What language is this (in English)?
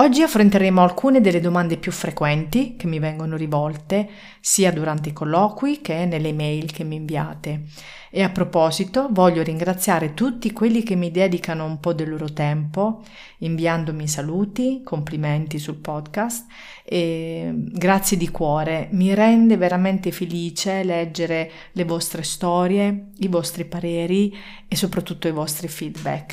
Italian